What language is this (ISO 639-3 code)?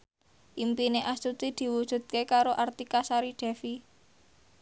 jav